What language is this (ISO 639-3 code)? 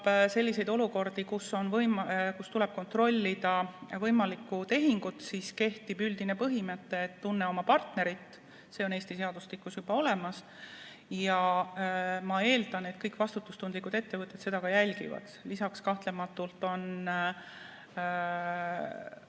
est